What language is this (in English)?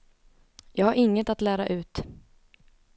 Swedish